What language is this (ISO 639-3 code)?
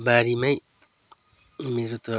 nep